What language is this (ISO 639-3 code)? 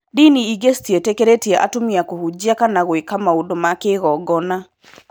kik